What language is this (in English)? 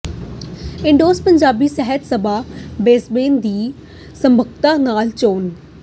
Punjabi